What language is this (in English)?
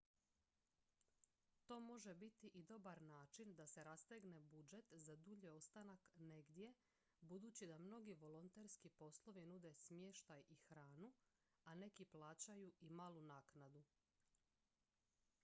Croatian